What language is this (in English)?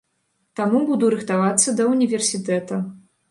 Belarusian